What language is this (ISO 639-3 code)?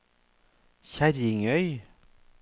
nor